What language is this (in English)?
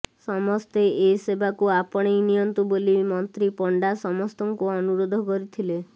Odia